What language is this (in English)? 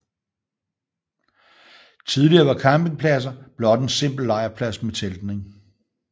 Danish